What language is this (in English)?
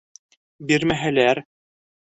Bashkir